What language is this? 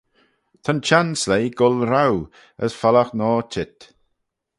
Manx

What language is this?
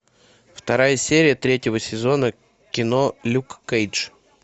Russian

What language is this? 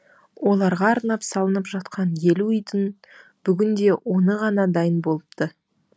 Kazakh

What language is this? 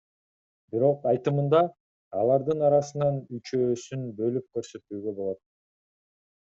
Kyrgyz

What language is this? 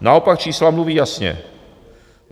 Czech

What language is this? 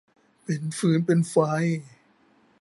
Thai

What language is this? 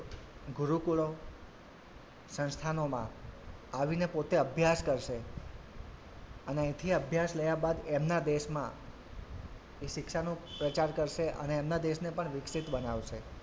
Gujarati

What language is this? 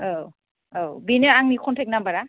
Bodo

